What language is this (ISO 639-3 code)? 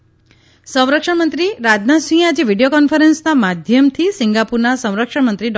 guj